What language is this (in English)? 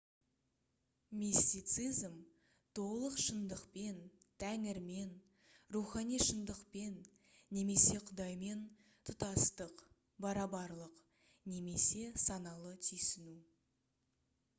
Kazakh